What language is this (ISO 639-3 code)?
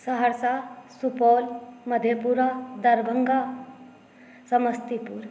mai